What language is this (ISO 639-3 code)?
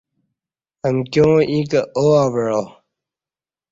bsh